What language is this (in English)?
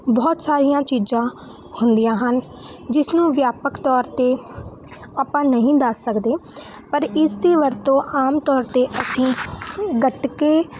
Punjabi